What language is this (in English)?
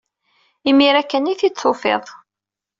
Kabyle